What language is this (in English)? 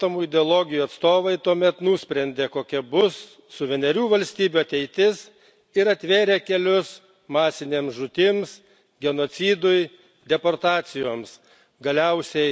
Lithuanian